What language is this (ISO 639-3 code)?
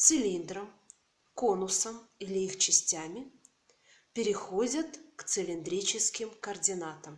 rus